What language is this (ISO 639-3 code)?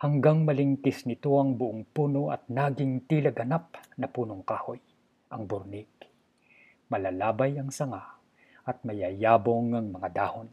fil